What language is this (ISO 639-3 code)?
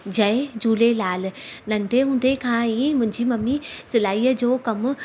snd